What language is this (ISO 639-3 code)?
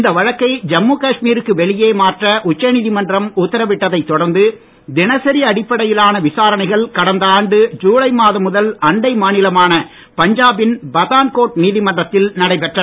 tam